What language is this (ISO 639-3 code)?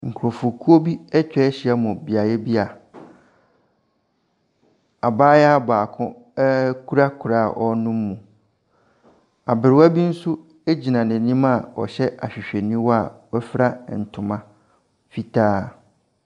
aka